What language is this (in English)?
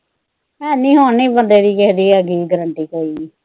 Punjabi